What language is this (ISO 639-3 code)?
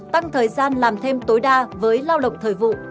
vie